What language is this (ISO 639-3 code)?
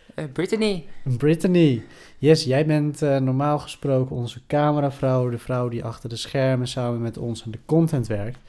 nld